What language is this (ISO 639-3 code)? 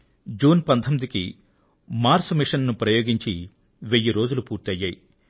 tel